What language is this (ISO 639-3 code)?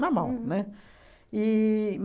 por